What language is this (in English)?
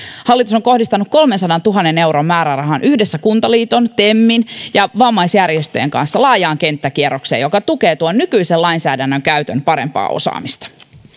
Finnish